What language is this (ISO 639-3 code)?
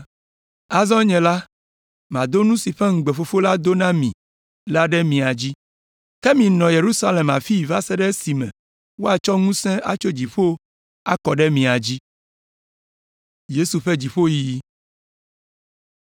ewe